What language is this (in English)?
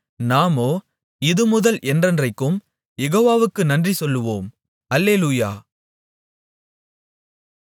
Tamil